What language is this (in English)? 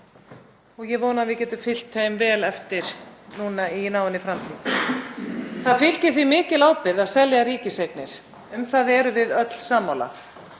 Icelandic